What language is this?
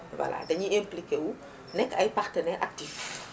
Wolof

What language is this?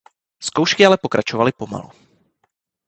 Czech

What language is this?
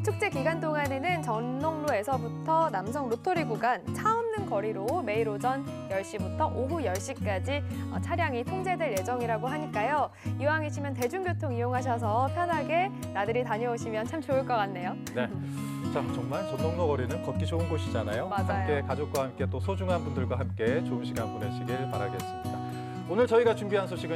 Korean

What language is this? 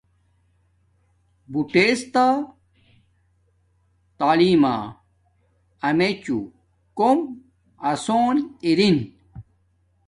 Domaaki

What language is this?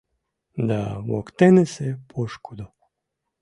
Mari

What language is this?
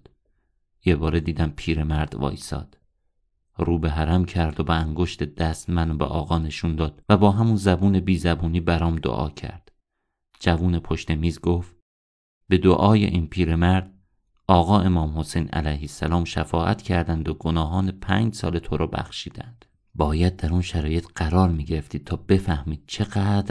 Persian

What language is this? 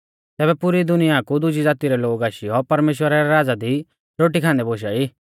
Mahasu Pahari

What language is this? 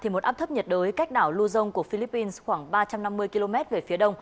Vietnamese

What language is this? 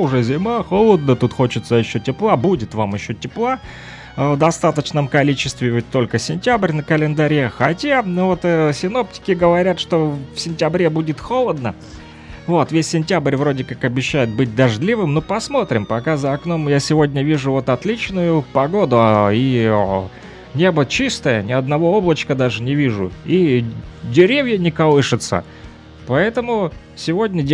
Russian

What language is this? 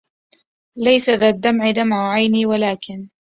Arabic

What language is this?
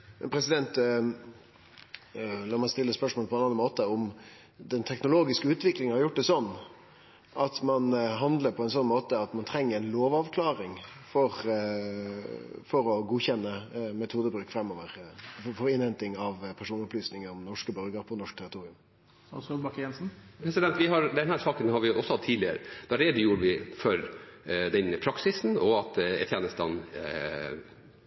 Norwegian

